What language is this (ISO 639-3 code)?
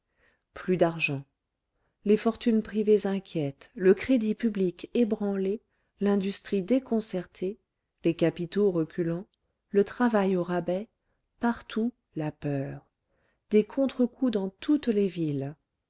fra